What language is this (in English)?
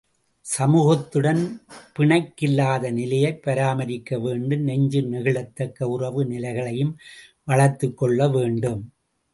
Tamil